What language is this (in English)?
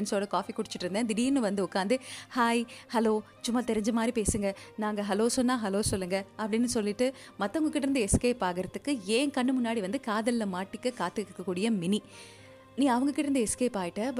Tamil